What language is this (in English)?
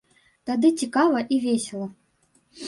Belarusian